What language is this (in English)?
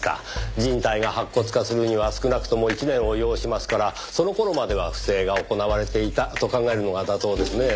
Japanese